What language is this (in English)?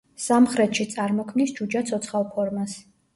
Georgian